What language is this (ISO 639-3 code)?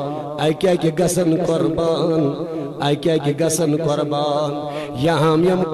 hin